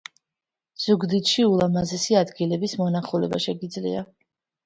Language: Georgian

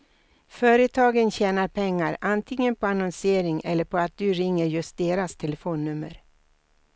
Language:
Swedish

